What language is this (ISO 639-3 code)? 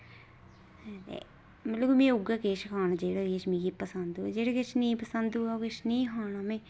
doi